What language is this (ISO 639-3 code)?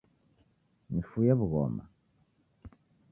dav